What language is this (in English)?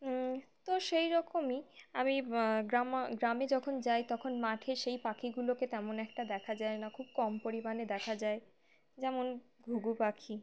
Bangla